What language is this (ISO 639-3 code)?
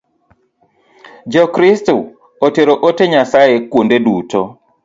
luo